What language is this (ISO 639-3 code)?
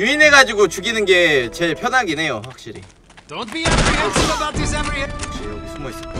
kor